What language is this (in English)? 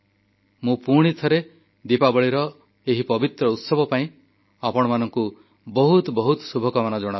Odia